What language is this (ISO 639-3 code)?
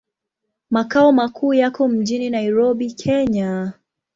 swa